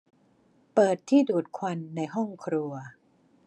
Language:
Thai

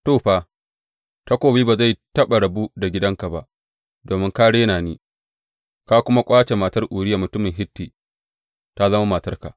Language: Hausa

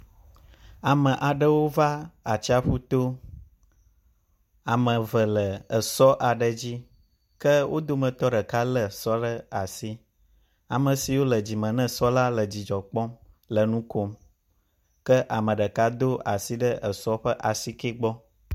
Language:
Ewe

